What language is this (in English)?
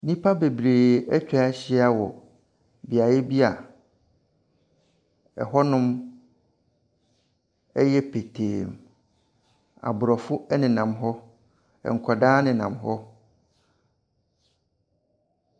Akan